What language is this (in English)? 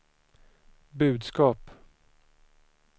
Swedish